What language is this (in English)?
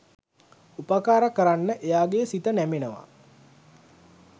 Sinhala